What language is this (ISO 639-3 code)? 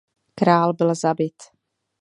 ces